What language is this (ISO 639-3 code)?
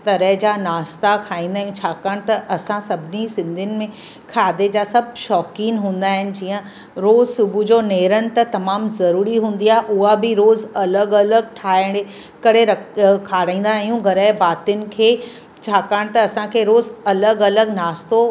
snd